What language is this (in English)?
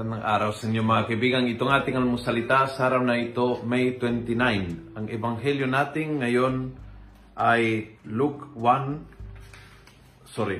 Filipino